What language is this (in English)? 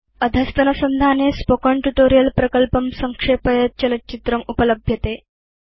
Sanskrit